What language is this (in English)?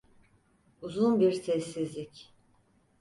Turkish